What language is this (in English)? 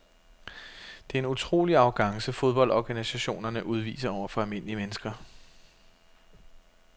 Danish